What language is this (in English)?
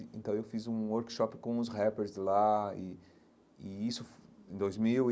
Portuguese